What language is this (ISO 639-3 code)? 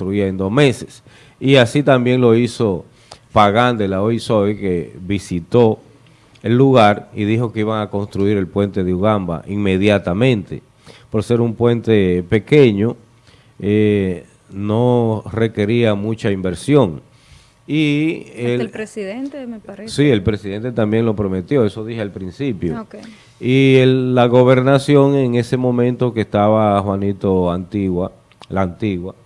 spa